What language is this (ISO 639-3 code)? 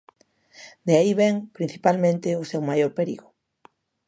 glg